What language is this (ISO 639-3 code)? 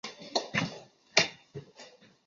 zho